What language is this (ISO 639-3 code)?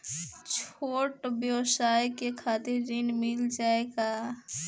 bho